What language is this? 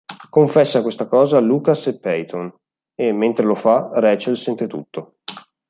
Italian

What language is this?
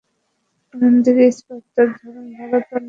Bangla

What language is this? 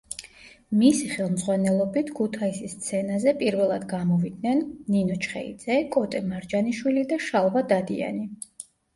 Georgian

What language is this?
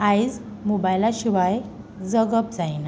Konkani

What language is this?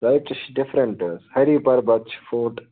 Kashmiri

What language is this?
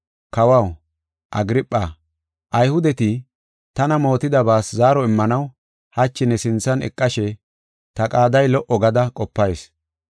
Gofa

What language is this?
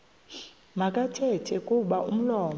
Xhosa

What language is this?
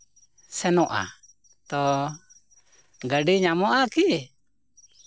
Santali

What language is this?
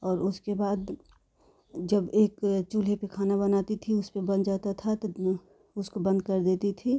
Hindi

